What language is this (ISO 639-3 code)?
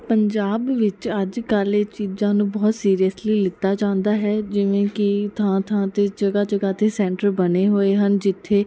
pan